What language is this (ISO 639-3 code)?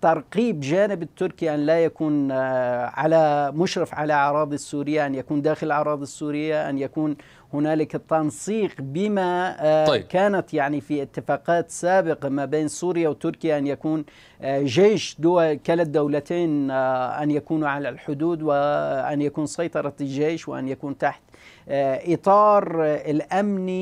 ara